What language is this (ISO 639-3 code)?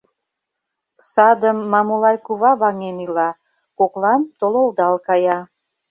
chm